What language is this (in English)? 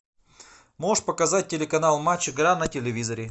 Russian